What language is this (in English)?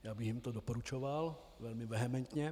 Czech